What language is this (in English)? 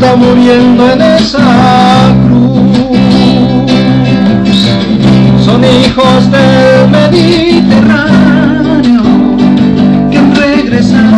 Spanish